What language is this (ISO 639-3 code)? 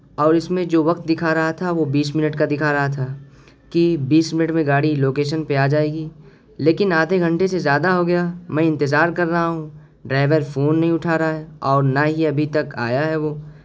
urd